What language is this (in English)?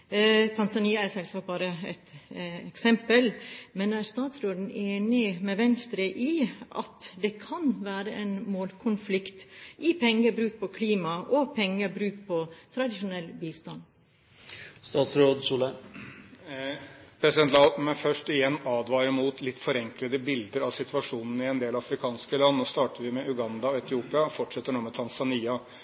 Norwegian Bokmål